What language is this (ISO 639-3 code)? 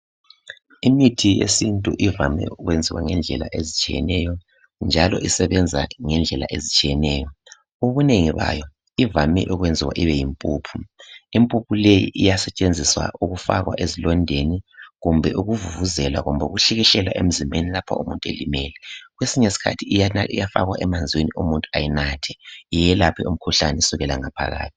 nde